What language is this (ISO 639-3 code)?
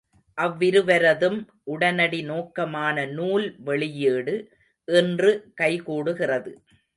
tam